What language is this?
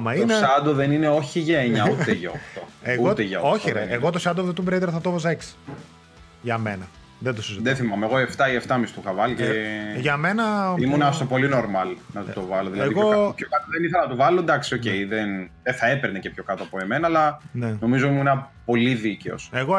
Greek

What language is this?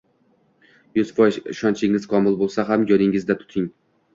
Uzbek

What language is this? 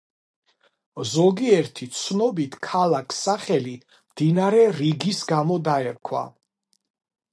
Georgian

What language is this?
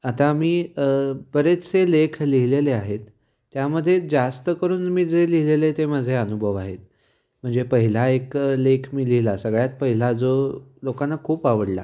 Marathi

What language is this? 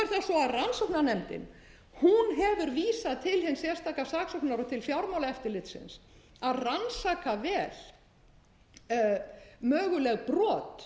Icelandic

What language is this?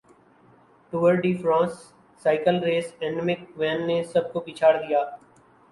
Urdu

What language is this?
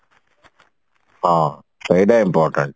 Odia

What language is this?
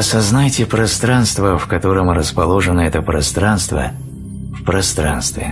Russian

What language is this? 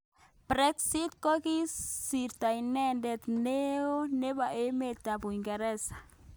Kalenjin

